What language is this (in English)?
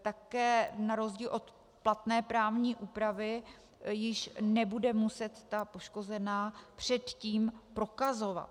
Czech